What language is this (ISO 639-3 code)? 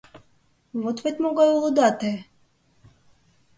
chm